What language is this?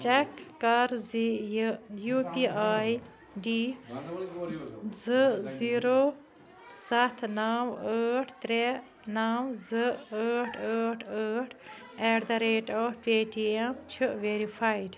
Kashmiri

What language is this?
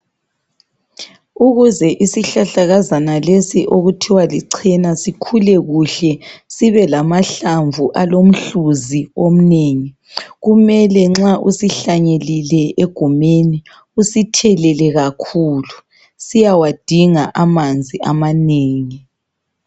North Ndebele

